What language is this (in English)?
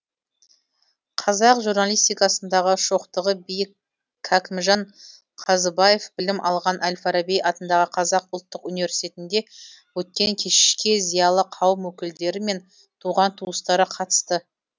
Kazakh